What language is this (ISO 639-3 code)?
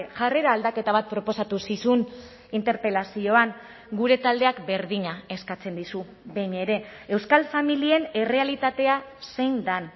eus